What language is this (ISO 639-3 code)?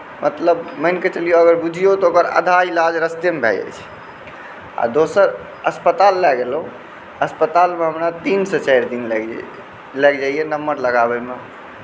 mai